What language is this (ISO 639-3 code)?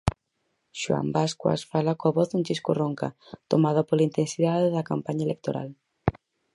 glg